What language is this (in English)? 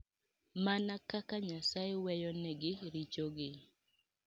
Luo (Kenya and Tanzania)